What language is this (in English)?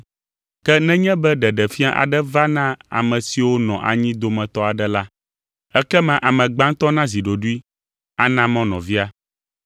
Ewe